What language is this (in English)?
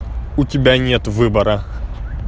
Russian